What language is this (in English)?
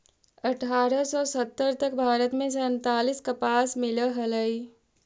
Magahi